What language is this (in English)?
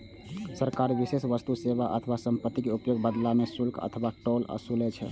Maithili